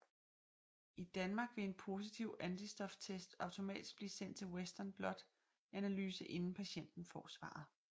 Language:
Danish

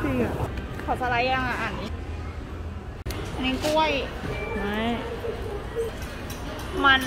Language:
Thai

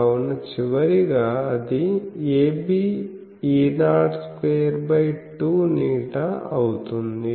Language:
Telugu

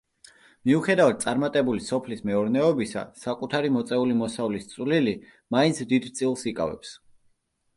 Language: Georgian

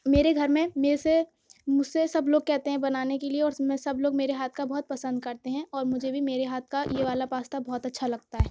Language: Urdu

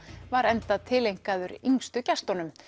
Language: Icelandic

